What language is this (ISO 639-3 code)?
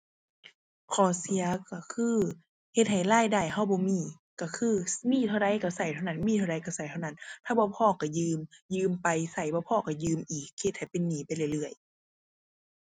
tha